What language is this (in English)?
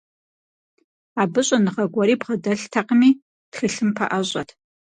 Kabardian